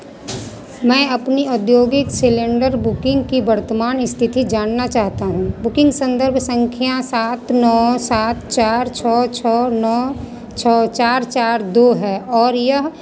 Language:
Hindi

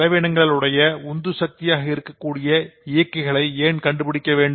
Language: Tamil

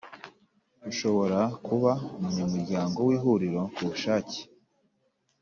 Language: Kinyarwanda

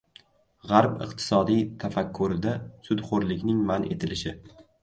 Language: Uzbek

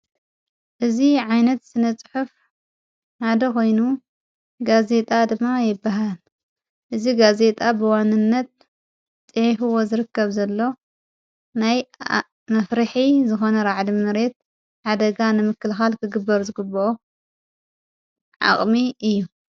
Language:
Tigrinya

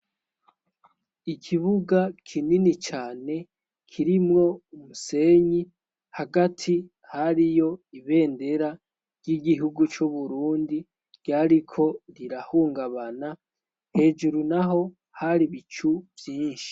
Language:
Rundi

